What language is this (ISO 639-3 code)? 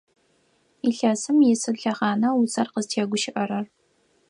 ady